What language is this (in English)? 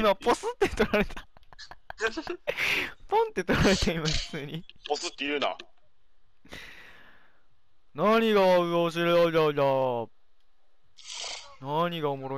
Japanese